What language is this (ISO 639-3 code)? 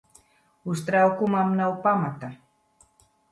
lav